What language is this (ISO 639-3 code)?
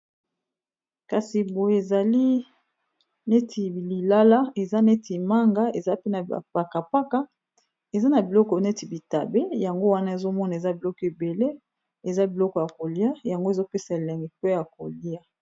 lin